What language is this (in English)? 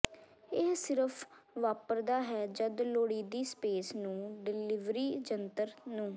Punjabi